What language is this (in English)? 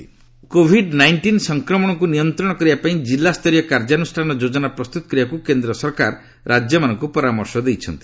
Odia